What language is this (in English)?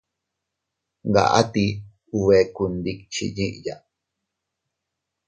Teutila Cuicatec